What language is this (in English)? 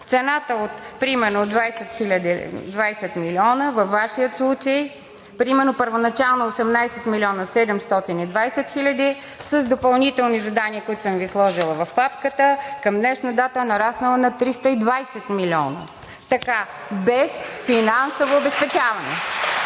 Bulgarian